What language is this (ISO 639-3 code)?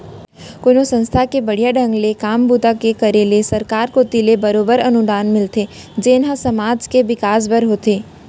hne